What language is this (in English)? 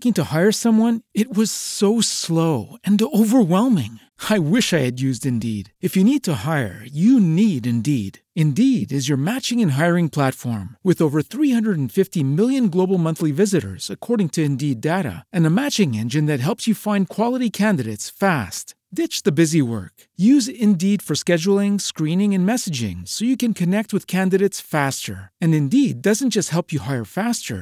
Malay